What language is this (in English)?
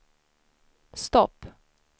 Swedish